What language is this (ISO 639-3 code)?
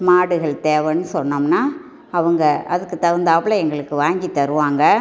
tam